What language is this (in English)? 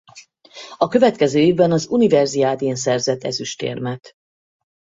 Hungarian